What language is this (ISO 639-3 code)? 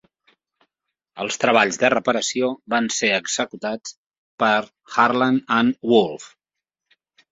cat